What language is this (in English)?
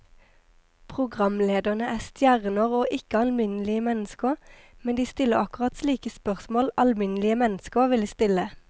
Norwegian